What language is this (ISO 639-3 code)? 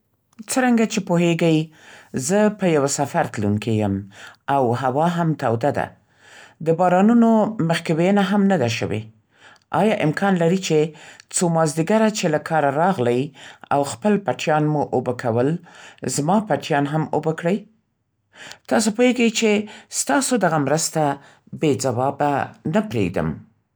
pst